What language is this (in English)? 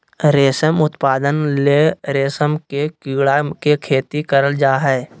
Magahi